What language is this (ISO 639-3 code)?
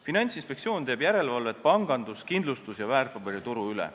est